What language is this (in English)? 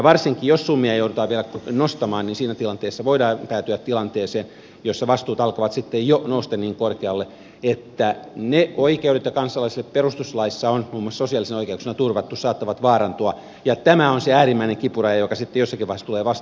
Finnish